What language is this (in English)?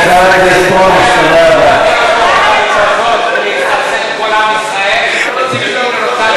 Hebrew